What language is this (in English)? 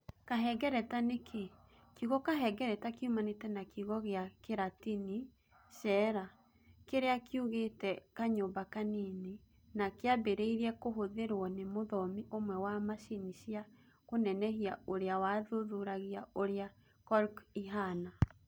Kikuyu